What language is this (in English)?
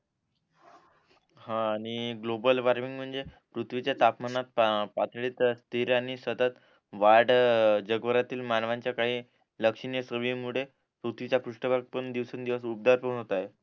Marathi